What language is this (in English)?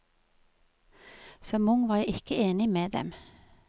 Norwegian